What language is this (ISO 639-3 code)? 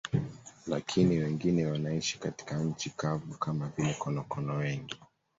swa